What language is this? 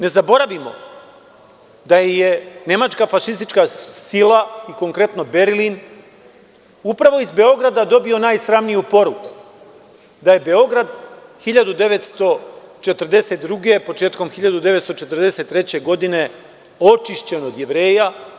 Serbian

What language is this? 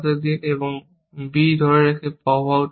Bangla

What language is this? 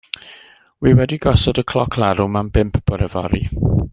Welsh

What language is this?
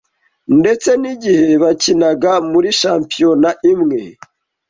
Kinyarwanda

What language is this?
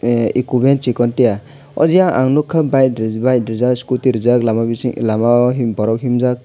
Kok Borok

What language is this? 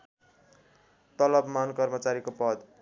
Nepali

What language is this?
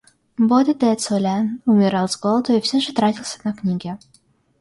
Russian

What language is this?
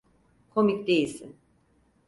Turkish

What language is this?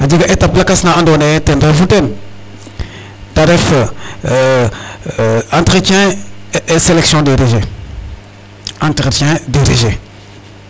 Serer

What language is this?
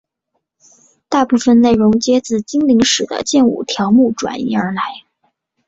Chinese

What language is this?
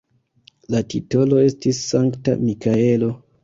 Esperanto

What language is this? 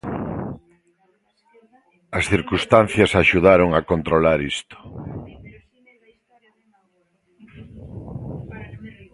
Galician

